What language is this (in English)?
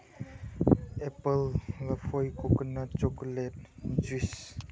Manipuri